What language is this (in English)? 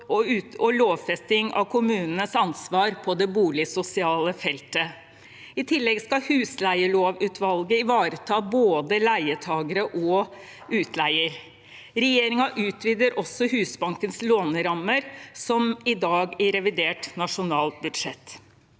Norwegian